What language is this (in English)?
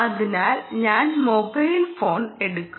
Malayalam